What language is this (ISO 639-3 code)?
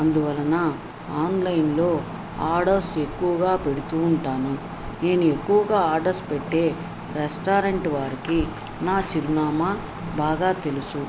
tel